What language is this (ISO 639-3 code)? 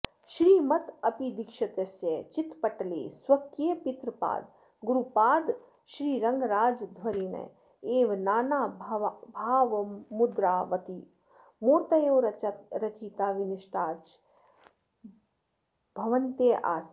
san